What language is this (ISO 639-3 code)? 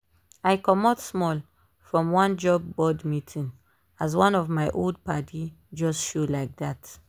pcm